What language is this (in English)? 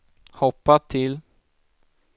Swedish